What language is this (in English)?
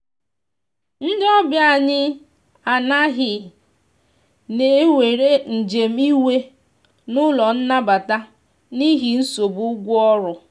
Igbo